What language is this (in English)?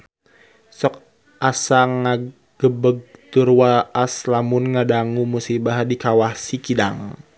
Sundanese